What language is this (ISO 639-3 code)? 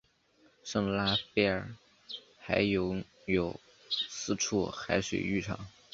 zho